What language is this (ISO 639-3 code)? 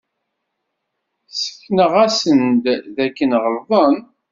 kab